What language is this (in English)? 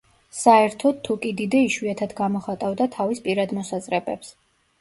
Georgian